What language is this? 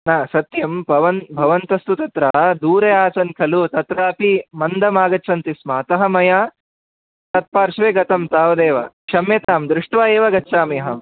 Sanskrit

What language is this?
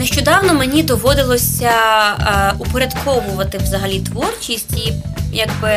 Ukrainian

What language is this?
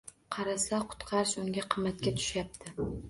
Uzbek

